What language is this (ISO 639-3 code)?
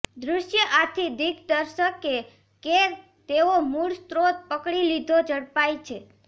guj